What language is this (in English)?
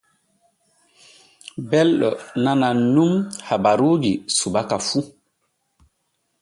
Borgu Fulfulde